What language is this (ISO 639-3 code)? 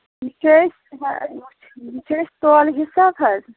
kas